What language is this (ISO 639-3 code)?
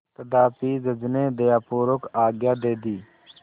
hin